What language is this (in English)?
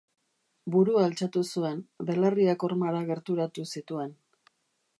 Basque